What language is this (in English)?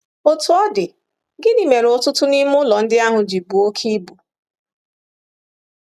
Igbo